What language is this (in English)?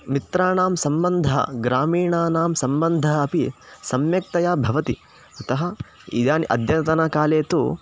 Sanskrit